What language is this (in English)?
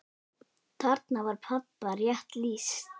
Icelandic